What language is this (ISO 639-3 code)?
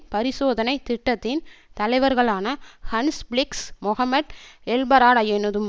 tam